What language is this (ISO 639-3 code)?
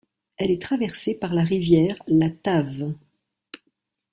fra